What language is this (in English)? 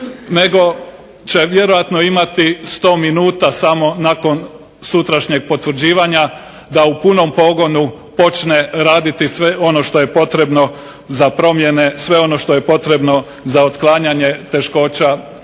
Croatian